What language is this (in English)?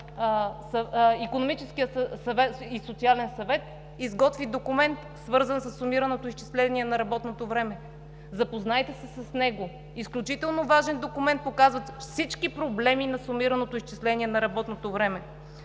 Bulgarian